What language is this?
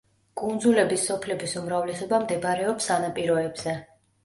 Georgian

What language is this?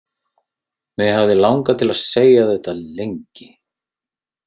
Icelandic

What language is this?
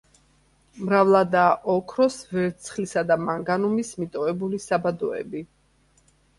Georgian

